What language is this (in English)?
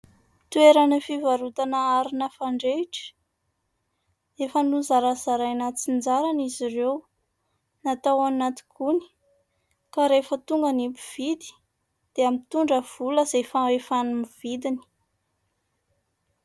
Malagasy